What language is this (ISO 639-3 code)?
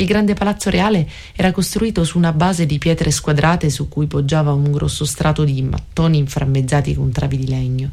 ita